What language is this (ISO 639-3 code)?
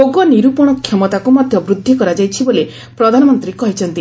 ori